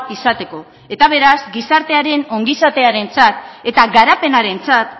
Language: Basque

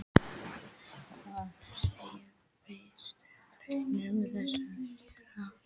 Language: Icelandic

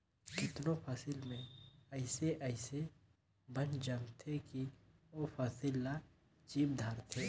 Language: Chhattisgarhi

